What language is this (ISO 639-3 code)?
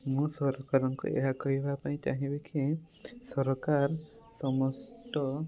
ori